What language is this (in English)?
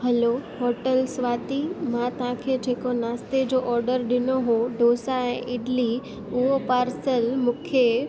Sindhi